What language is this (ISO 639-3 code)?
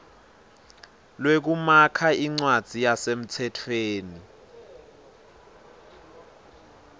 ssw